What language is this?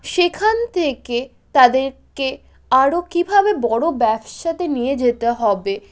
Bangla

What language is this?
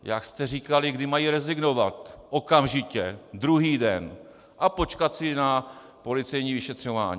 Czech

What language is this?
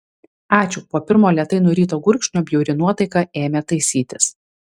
Lithuanian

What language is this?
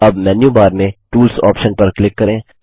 Hindi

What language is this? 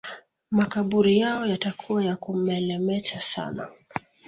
Swahili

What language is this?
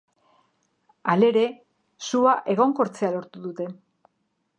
Basque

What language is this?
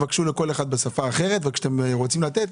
Hebrew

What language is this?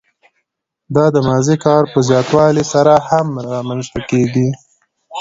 Pashto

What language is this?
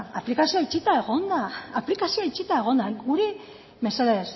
Basque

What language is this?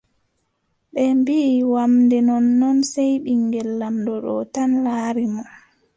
Adamawa Fulfulde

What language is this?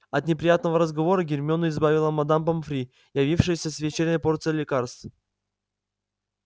Russian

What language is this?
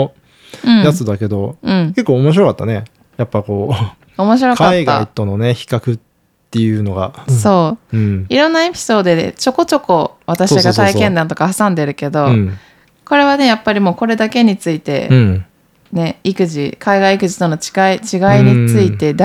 Japanese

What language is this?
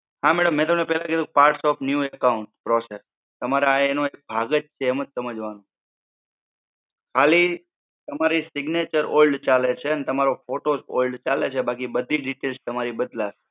Gujarati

